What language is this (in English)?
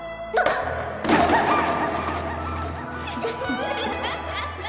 Japanese